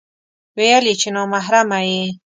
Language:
Pashto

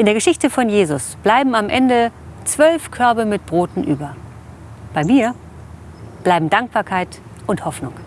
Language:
German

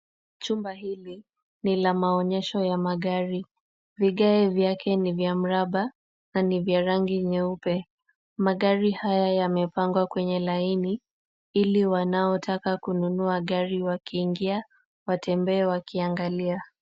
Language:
Swahili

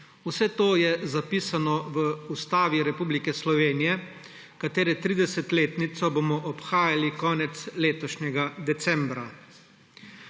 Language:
Slovenian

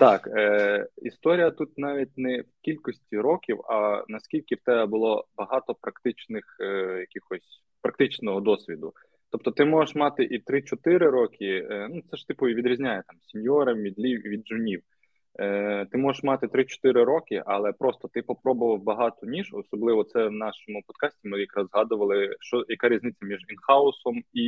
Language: Ukrainian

